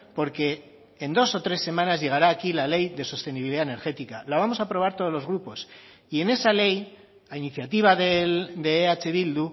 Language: Spanish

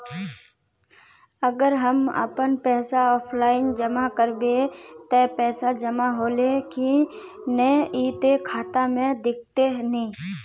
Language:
Magahi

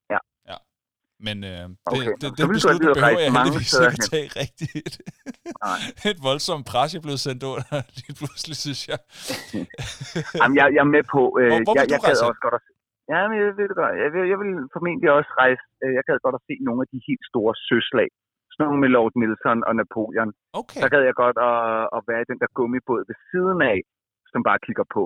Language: Danish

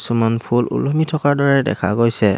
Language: Assamese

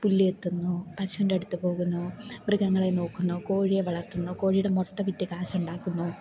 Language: Malayalam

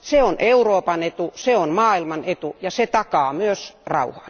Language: Finnish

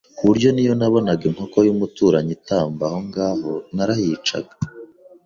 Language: Kinyarwanda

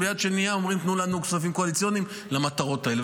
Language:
Hebrew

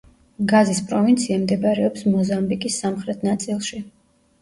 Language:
Georgian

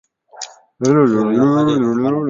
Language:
Chinese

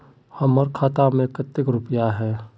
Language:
Magahi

